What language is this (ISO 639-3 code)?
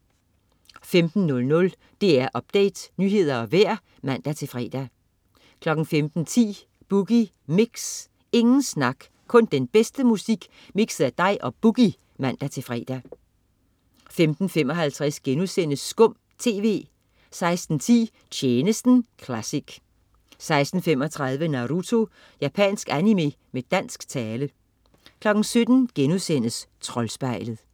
dan